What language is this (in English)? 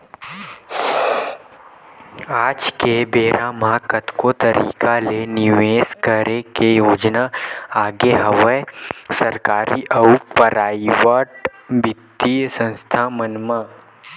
Chhattisgarhi